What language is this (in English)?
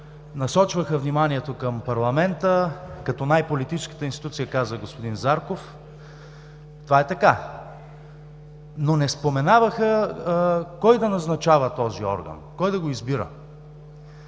Bulgarian